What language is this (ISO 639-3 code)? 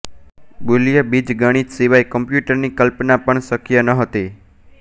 guj